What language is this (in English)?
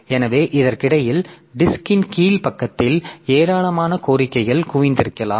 Tamil